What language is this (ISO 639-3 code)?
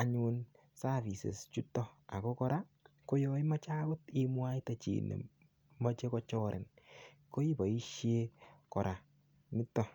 kln